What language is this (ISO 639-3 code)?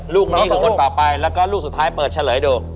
tha